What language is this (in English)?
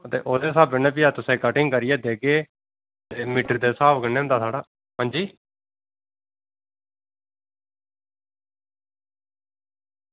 Dogri